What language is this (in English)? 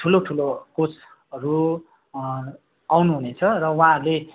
Nepali